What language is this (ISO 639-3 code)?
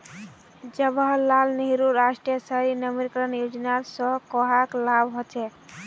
mag